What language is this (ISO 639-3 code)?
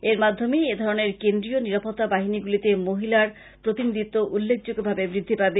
ben